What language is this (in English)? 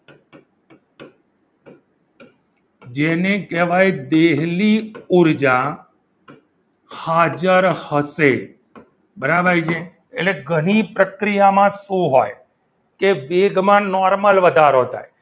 Gujarati